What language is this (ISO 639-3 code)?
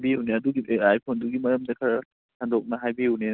mni